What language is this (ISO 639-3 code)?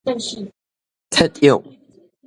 nan